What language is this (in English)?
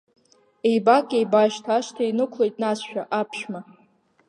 Abkhazian